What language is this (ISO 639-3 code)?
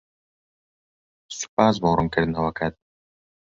ckb